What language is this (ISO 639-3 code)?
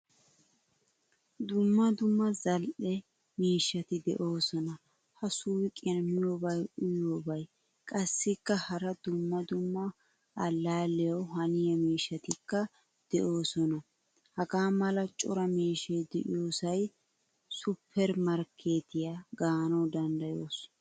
wal